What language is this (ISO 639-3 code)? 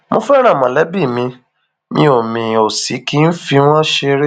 yor